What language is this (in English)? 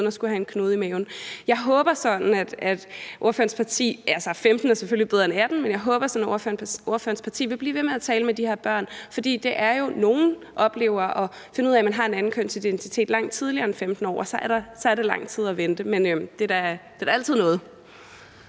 Danish